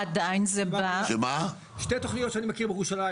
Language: Hebrew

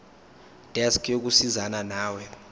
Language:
Zulu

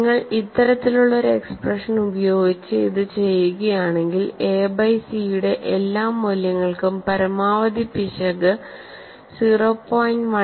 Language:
Malayalam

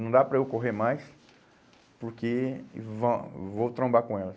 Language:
Portuguese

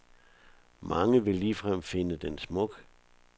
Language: Danish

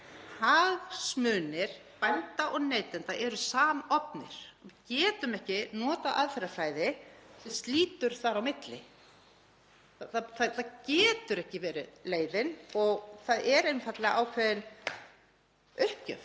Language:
Icelandic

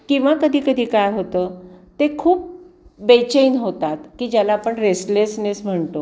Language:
Marathi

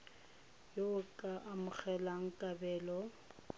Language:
Tswana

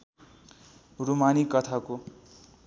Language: Nepali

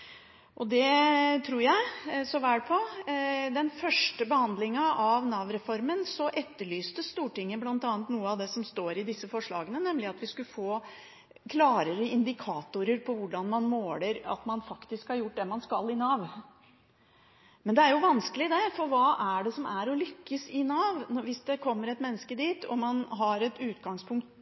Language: Norwegian Bokmål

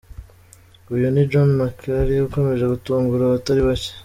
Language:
Kinyarwanda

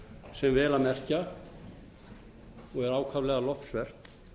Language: Icelandic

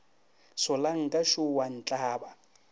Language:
Northern Sotho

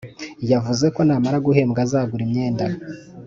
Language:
Kinyarwanda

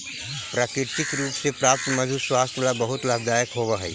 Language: Magahi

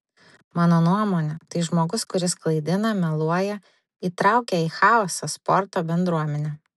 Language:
Lithuanian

